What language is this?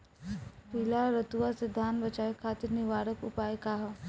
Bhojpuri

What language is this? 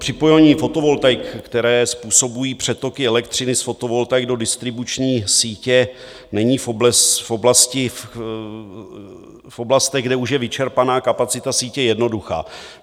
Czech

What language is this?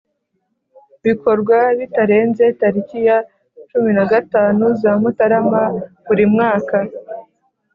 Kinyarwanda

